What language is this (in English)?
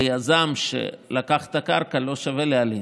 Hebrew